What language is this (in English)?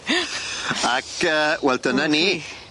Welsh